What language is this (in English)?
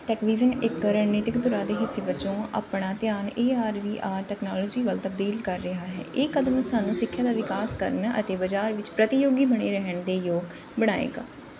Punjabi